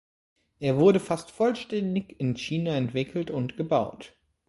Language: German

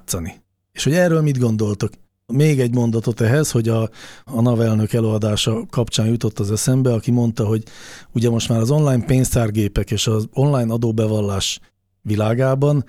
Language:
Hungarian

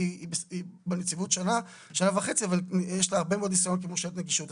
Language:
Hebrew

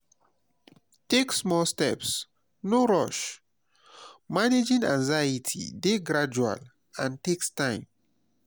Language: Nigerian Pidgin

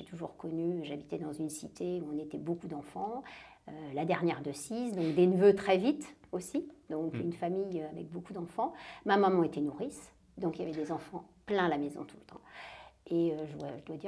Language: French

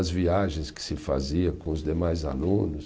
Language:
Portuguese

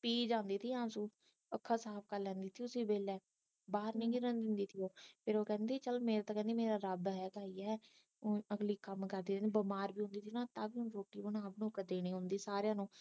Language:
Punjabi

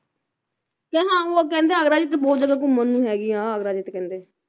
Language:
Punjabi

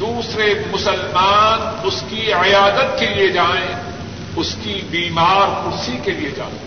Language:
Urdu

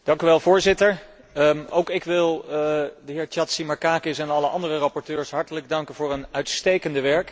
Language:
Dutch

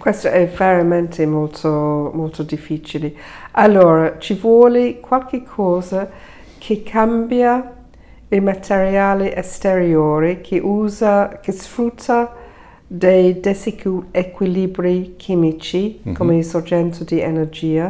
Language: Italian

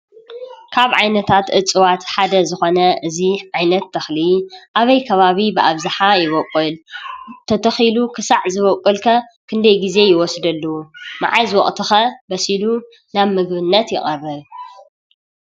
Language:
Tigrinya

